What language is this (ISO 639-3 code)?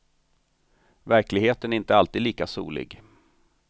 swe